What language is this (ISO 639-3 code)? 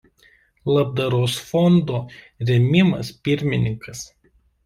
lit